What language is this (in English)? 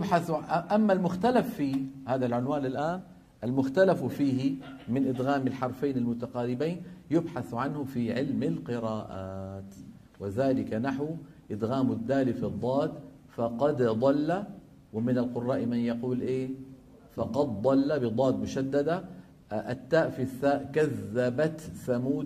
Arabic